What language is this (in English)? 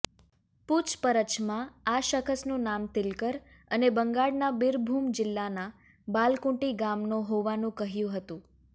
Gujarati